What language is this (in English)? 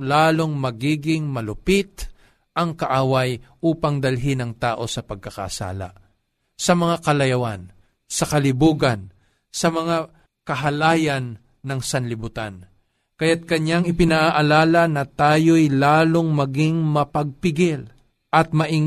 Filipino